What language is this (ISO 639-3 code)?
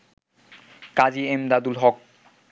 ben